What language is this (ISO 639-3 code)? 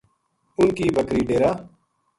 gju